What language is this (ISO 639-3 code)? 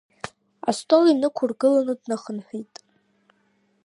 abk